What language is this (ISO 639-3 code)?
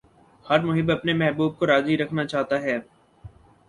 urd